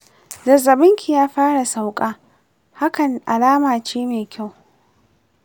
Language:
Hausa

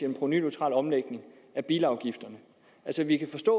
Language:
Danish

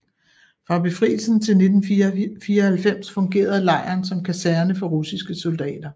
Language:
Danish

